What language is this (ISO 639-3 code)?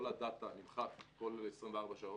heb